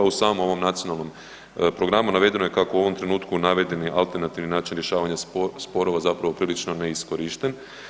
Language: Croatian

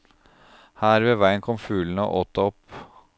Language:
Norwegian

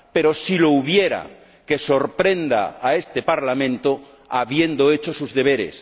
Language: Spanish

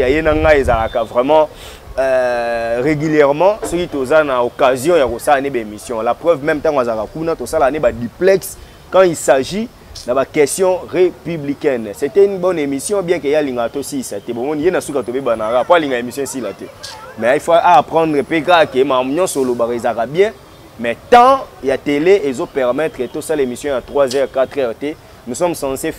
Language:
French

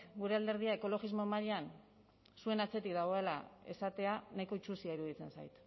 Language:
Basque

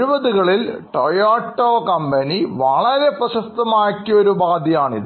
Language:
Malayalam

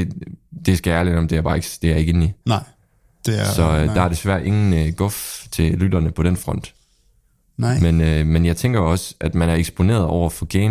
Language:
Danish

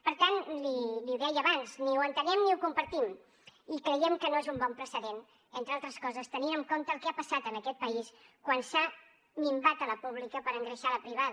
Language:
Catalan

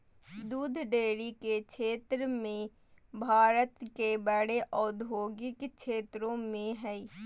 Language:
Magahi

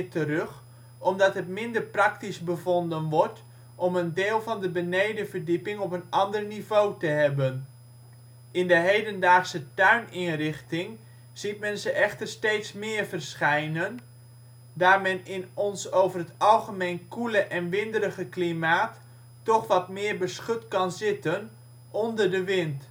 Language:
Dutch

